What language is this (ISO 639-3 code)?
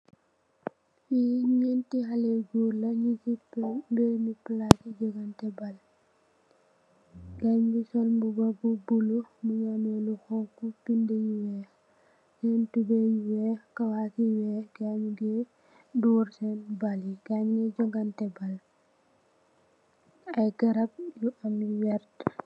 wol